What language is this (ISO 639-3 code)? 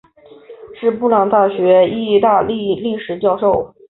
zho